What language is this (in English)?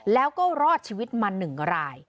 Thai